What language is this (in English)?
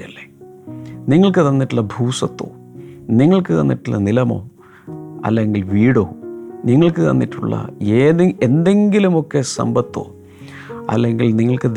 Malayalam